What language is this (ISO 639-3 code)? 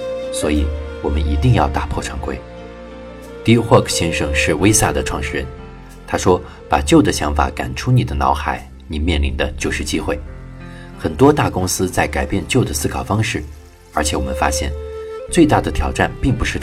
zho